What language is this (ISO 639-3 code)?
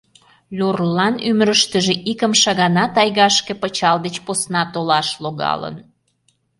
chm